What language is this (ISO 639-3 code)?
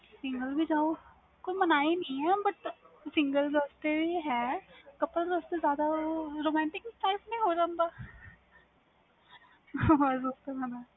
pan